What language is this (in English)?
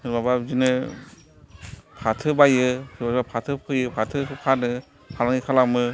Bodo